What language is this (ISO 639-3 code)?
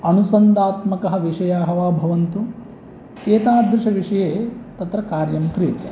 san